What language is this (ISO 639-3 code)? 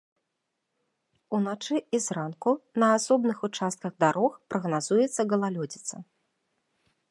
bel